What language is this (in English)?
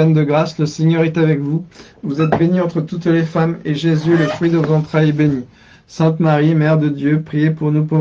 French